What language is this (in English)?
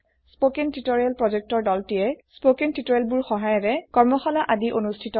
Assamese